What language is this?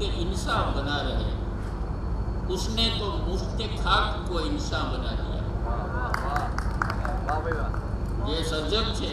Gujarati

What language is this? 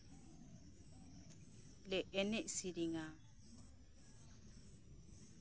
Santali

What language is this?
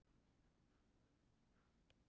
Icelandic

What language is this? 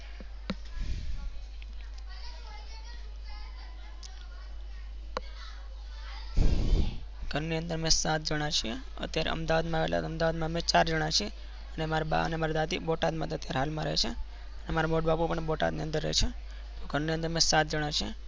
Gujarati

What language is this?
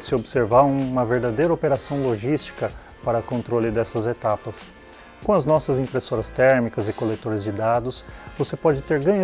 Portuguese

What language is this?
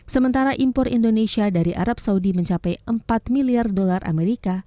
Indonesian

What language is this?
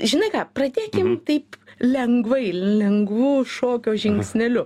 Lithuanian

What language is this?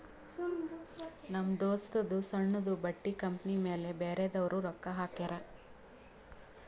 Kannada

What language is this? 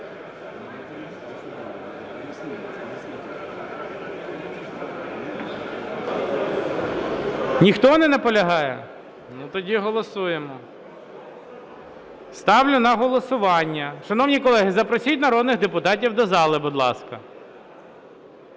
Ukrainian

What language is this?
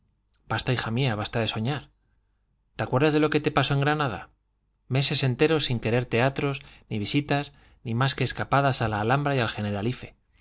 Spanish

